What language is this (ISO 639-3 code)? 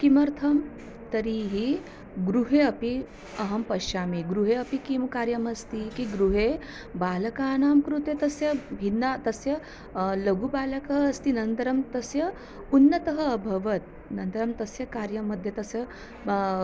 san